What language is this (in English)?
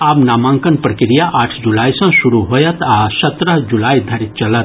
Maithili